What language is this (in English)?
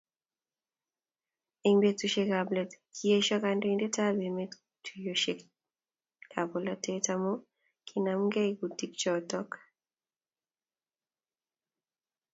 Kalenjin